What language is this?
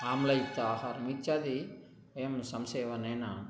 Sanskrit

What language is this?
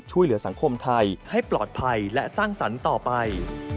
Thai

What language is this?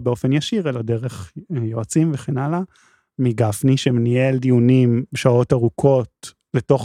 Hebrew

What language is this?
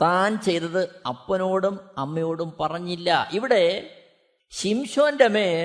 Malayalam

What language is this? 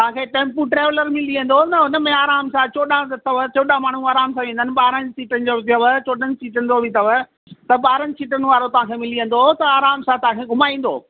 Sindhi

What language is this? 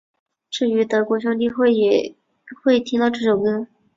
Chinese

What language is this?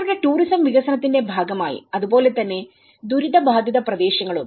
Malayalam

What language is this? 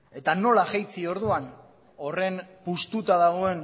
Basque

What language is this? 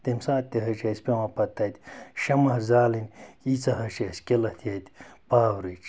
Kashmiri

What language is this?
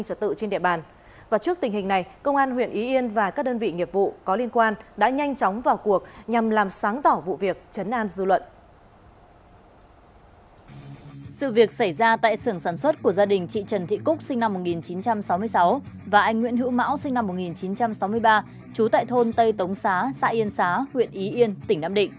Vietnamese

